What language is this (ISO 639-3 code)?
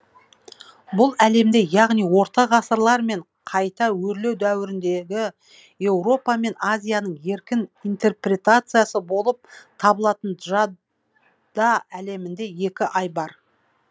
kaz